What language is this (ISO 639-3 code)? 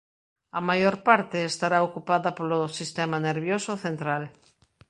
glg